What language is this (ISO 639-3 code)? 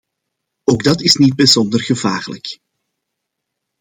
nld